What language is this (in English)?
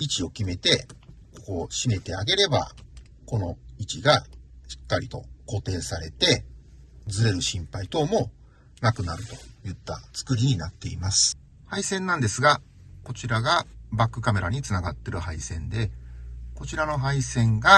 Japanese